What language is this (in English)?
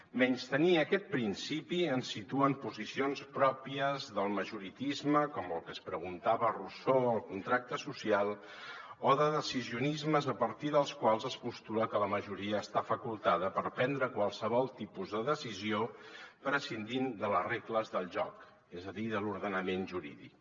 Catalan